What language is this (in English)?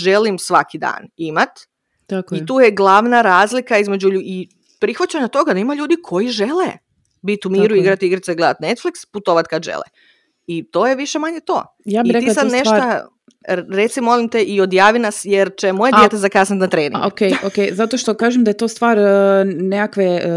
Croatian